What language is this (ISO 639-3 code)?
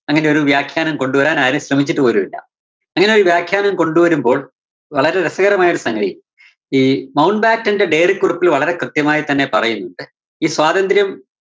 mal